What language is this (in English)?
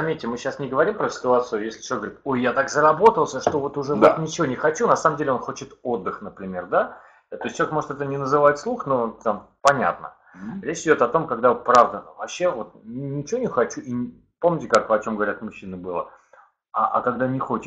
Russian